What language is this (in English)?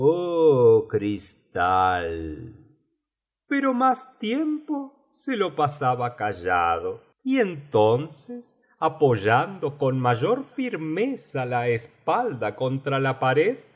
Spanish